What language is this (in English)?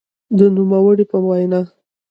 Pashto